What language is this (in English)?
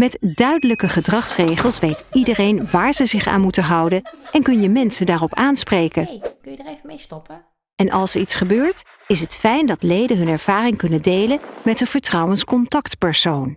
Dutch